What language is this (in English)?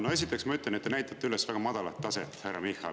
Estonian